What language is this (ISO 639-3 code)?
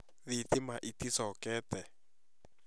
kik